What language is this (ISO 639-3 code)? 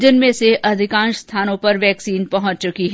hin